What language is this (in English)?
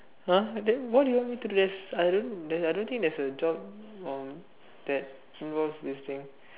English